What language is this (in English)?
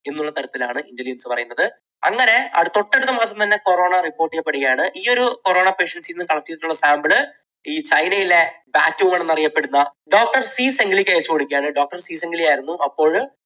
Malayalam